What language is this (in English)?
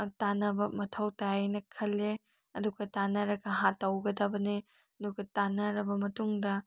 Manipuri